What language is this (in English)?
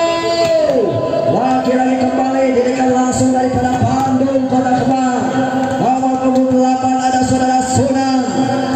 Indonesian